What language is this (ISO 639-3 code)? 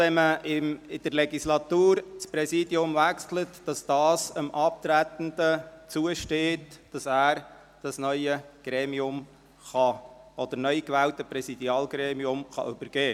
gsw